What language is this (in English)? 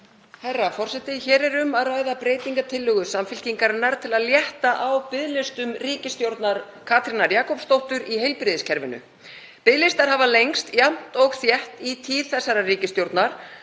Icelandic